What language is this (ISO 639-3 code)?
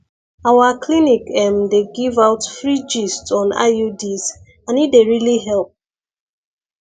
pcm